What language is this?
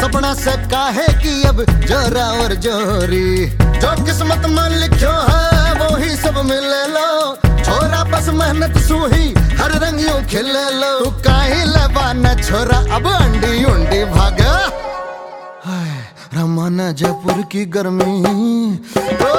Hindi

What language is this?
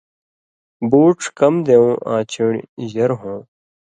Indus Kohistani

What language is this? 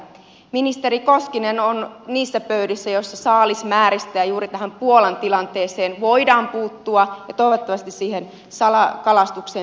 Finnish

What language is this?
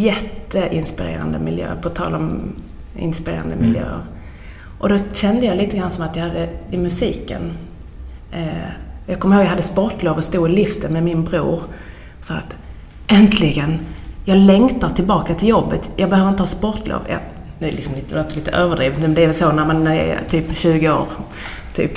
Swedish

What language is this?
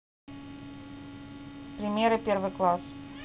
Russian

